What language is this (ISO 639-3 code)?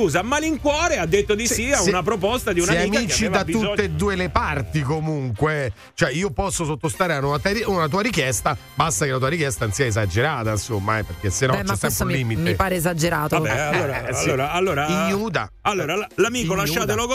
ita